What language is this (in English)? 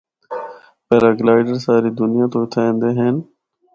Northern Hindko